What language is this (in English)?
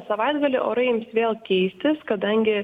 Lithuanian